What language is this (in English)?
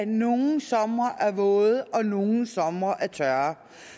Danish